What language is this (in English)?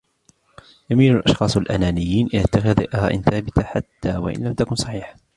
Arabic